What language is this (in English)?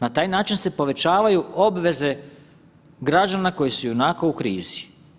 Croatian